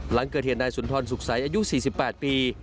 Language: Thai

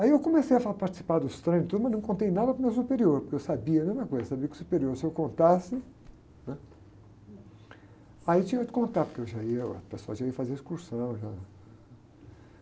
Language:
Portuguese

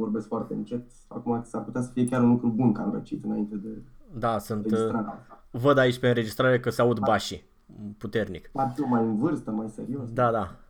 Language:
Romanian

